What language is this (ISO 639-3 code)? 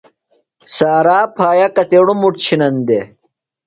phl